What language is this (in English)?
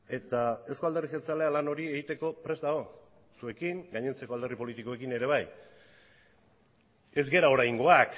Basque